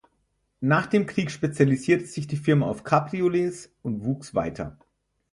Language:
German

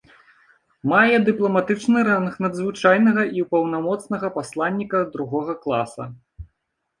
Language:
Belarusian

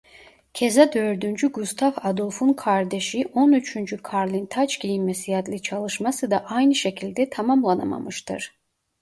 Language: Turkish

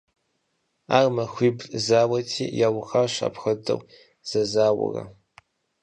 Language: Kabardian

